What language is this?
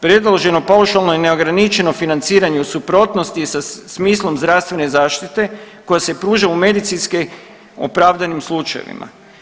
Croatian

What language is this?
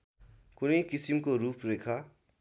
Nepali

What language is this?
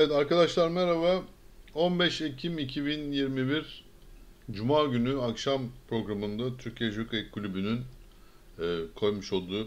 Turkish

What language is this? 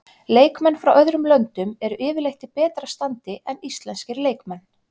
Icelandic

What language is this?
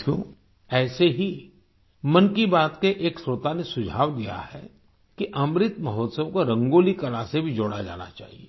Hindi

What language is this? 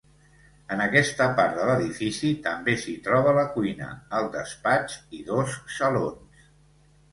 Catalan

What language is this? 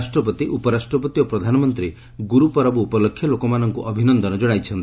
Odia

